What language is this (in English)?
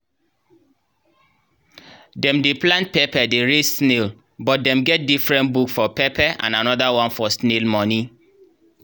Nigerian Pidgin